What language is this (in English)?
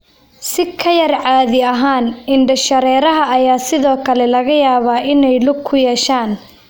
Somali